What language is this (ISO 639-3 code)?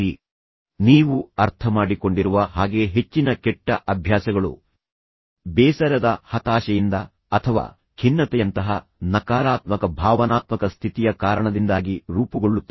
kan